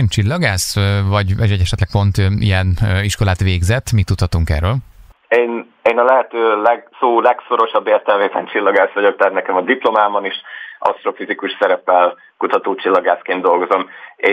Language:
Hungarian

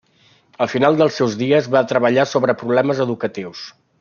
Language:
Catalan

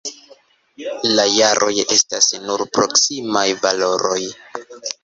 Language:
Esperanto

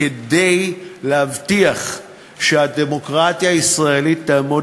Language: Hebrew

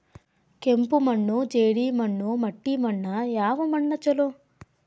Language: Kannada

